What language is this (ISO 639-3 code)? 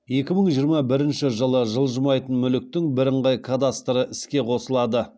kaz